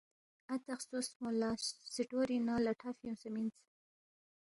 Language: Balti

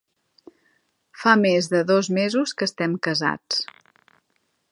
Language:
Catalan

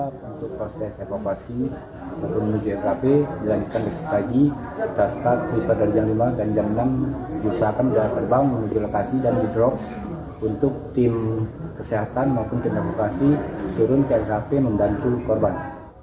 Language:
Indonesian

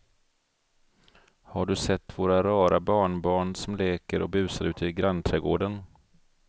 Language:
Swedish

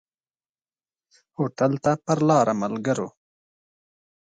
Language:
Pashto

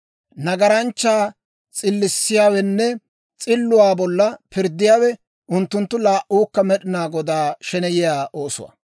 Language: Dawro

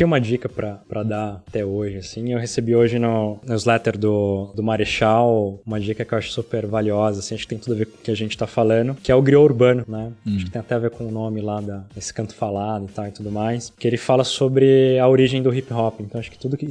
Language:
Portuguese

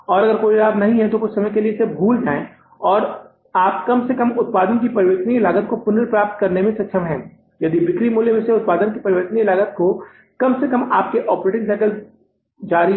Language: Hindi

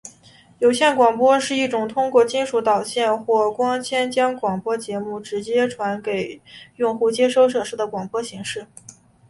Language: Chinese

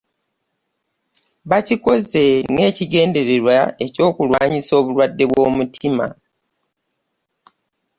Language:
Ganda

